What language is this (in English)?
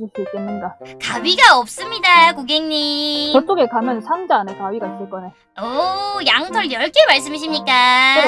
Korean